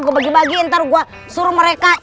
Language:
Indonesian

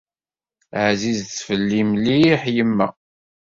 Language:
Kabyle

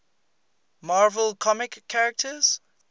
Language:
English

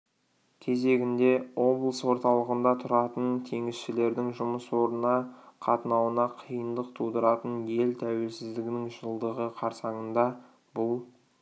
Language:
Kazakh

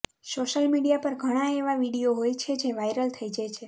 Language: Gujarati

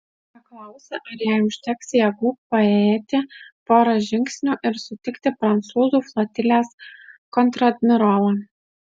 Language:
Lithuanian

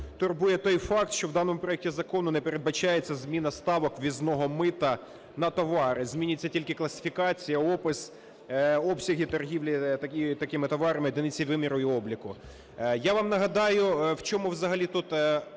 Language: Ukrainian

